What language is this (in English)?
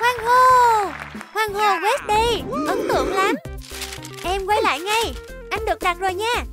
Vietnamese